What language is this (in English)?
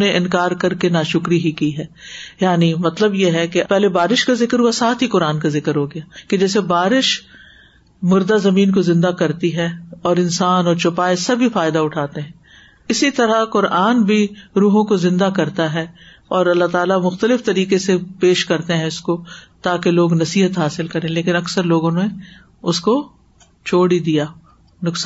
Urdu